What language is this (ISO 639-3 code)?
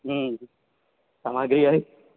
mai